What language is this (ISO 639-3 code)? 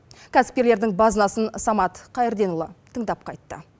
kaz